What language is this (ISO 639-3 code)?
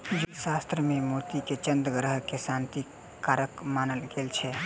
mai